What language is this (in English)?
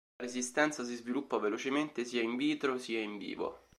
Italian